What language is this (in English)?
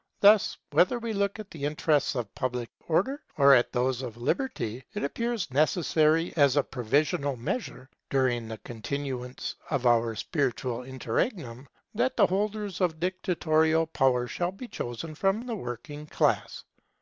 English